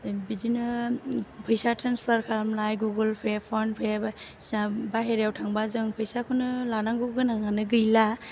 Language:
Bodo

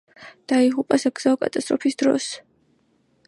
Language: Georgian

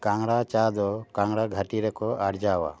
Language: Santali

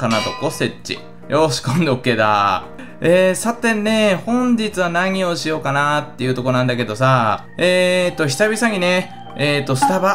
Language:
Japanese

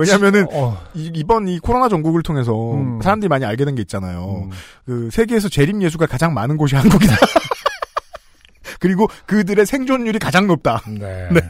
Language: Korean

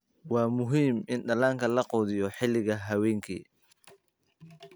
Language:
Somali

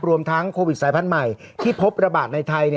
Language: Thai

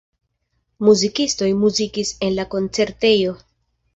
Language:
Esperanto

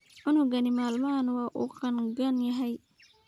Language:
Somali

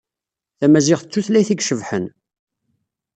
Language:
Kabyle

